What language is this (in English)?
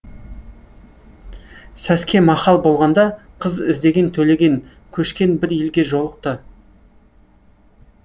Kazakh